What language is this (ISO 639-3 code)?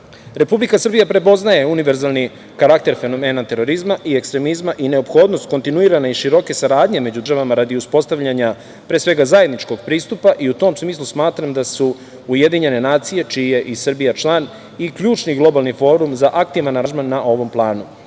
srp